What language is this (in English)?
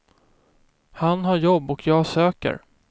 Swedish